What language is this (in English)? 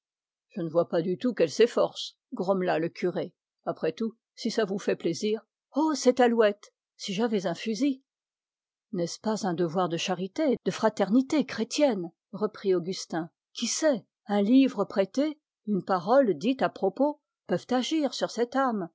French